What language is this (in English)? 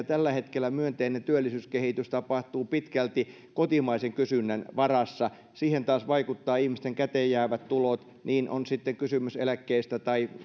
Finnish